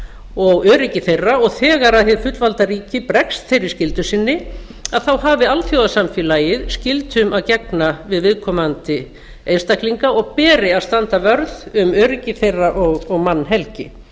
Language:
Icelandic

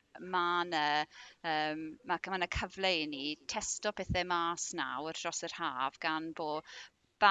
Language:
Welsh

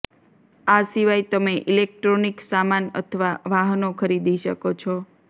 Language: Gujarati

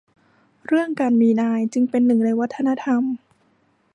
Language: Thai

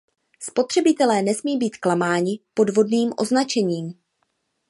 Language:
Czech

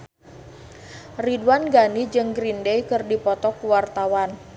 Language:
Sundanese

